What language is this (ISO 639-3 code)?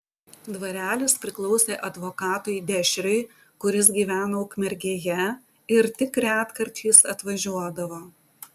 lit